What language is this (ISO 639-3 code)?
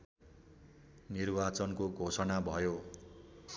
nep